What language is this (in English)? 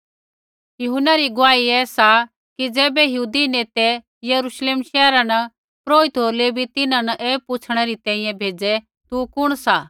Kullu Pahari